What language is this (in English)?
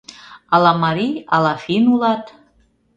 Mari